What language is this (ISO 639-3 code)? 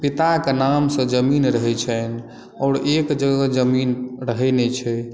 mai